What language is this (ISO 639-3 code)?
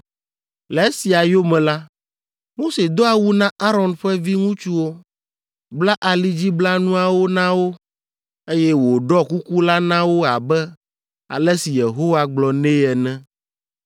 ewe